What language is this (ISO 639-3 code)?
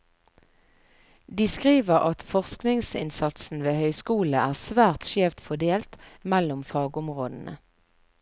nor